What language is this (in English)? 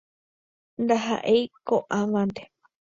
Guarani